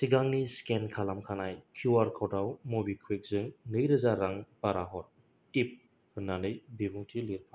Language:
Bodo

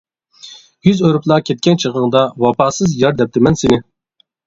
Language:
Uyghur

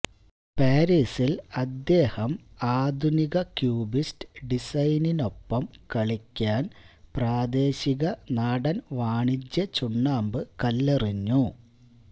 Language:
Malayalam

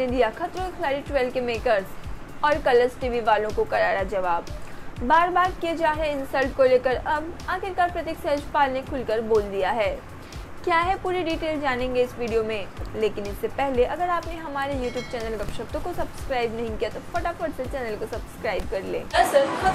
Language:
Hindi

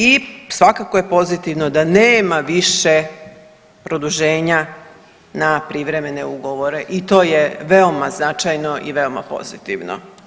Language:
Croatian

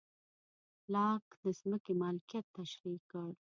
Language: Pashto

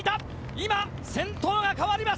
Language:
Japanese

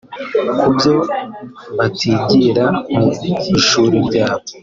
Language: Kinyarwanda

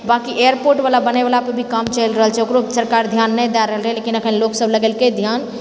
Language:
Maithili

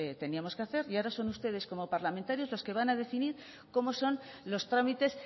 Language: Spanish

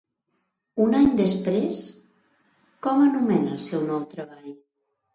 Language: Catalan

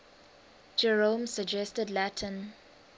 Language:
English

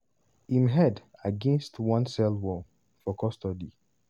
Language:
Nigerian Pidgin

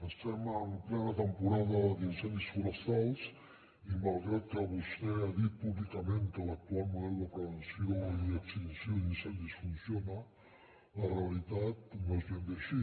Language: Catalan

